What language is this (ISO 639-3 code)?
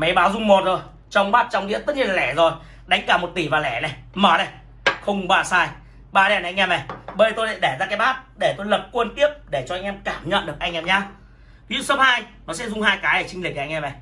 vie